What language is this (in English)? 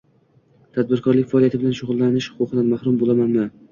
Uzbek